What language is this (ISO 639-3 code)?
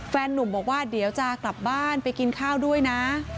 tha